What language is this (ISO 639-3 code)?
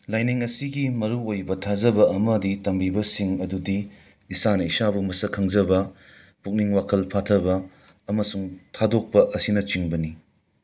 mni